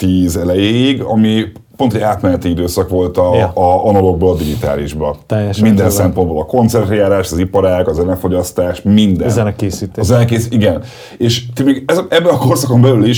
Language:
Hungarian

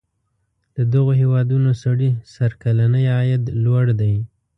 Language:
Pashto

